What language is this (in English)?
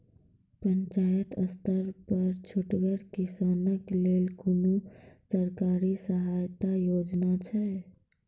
Maithili